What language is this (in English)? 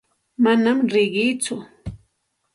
Santa Ana de Tusi Pasco Quechua